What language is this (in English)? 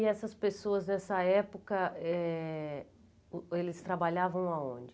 Portuguese